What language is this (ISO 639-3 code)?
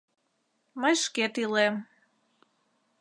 chm